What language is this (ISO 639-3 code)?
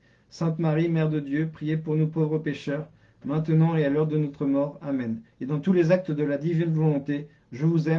fra